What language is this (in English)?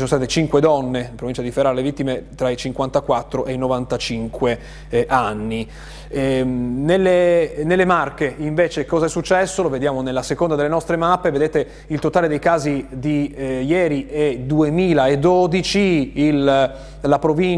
Italian